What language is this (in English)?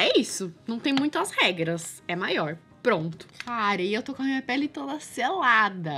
Portuguese